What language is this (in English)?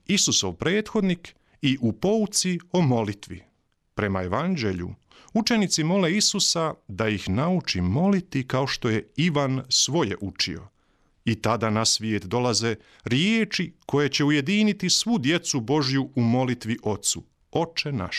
Croatian